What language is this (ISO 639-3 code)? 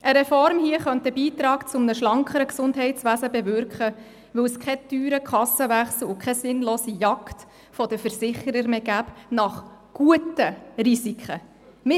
gsw